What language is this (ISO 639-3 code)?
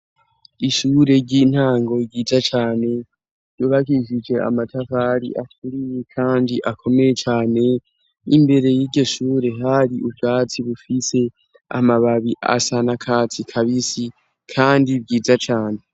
run